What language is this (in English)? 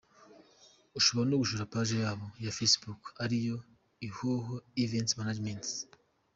Kinyarwanda